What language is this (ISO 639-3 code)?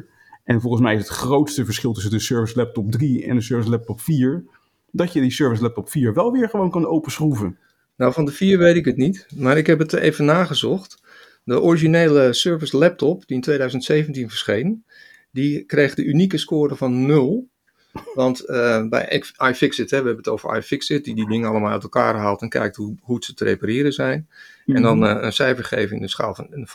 nld